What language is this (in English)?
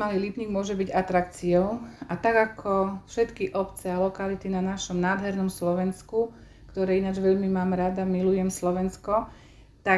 Slovak